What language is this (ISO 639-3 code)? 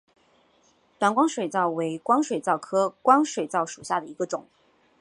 zho